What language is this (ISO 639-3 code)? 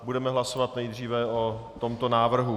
ces